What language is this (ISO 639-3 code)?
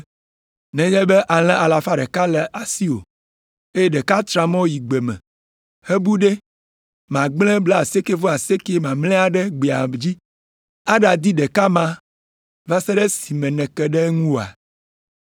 ewe